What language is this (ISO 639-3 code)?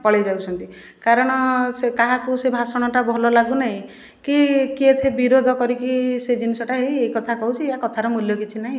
ori